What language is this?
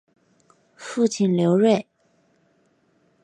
Chinese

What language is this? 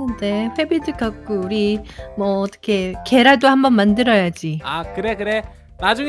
Korean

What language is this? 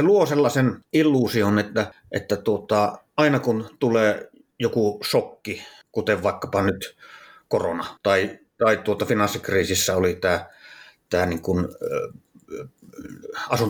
Finnish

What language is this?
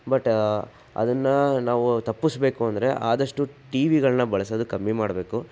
Kannada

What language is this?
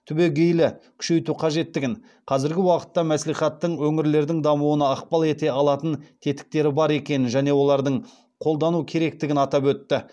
Kazakh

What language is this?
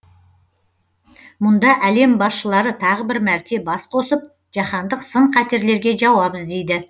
Kazakh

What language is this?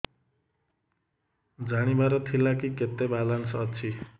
Odia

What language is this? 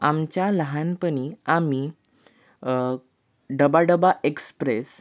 Marathi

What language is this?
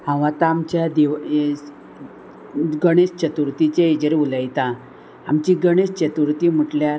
Konkani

